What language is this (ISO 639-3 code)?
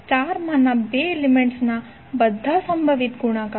guj